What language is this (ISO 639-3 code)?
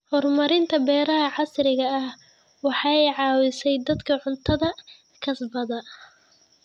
som